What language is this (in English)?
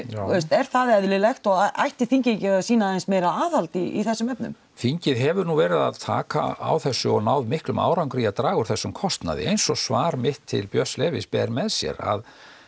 Icelandic